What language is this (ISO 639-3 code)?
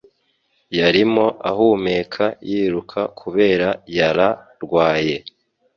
kin